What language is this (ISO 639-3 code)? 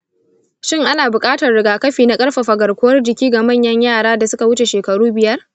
hau